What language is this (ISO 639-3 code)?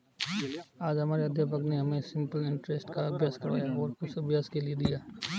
hin